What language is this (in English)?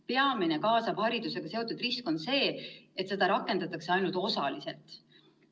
Estonian